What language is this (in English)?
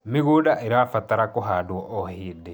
Kikuyu